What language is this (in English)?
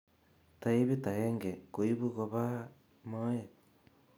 Kalenjin